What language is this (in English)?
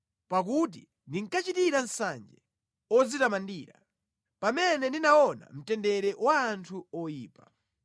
Nyanja